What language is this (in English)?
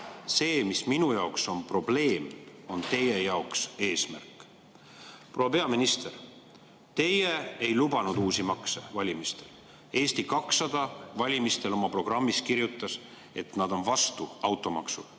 Estonian